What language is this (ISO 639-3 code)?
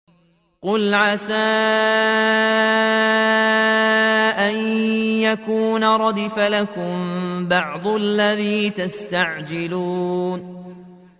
ara